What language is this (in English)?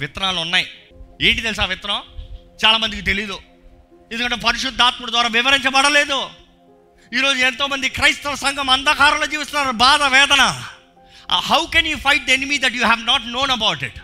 Telugu